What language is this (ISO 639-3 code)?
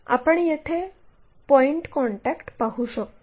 mar